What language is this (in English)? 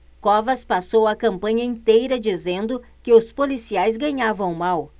Portuguese